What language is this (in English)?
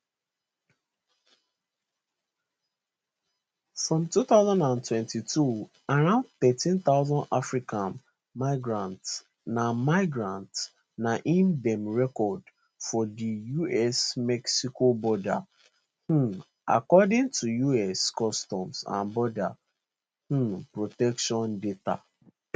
Nigerian Pidgin